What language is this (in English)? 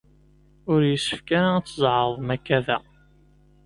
Kabyle